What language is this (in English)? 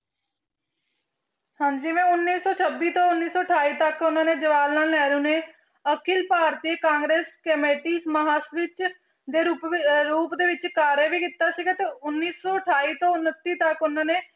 Punjabi